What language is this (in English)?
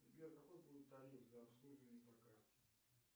Russian